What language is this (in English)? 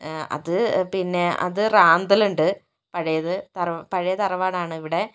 Malayalam